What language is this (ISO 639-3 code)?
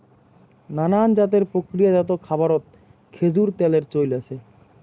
ben